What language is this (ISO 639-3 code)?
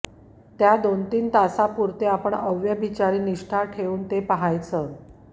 mar